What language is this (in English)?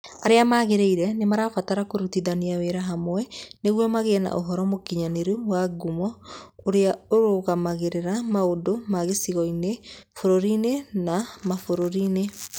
Kikuyu